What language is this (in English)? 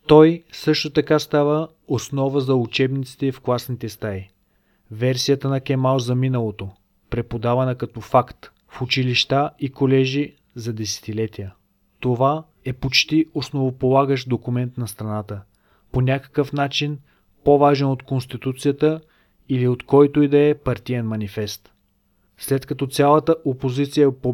Bulgarian